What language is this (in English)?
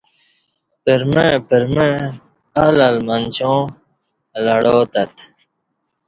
Kati